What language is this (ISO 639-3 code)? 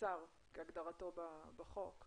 heb